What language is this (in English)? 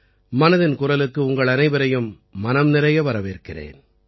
Tamil